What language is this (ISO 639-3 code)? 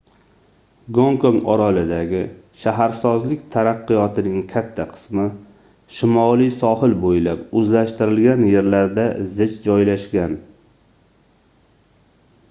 uzb